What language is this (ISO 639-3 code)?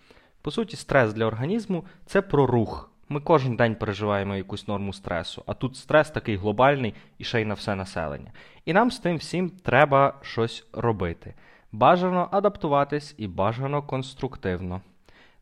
ukr